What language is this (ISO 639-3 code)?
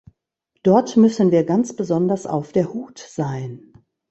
deu